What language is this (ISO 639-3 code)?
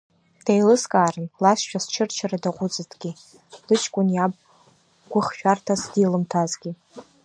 abk